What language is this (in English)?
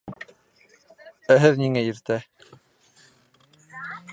Bashkir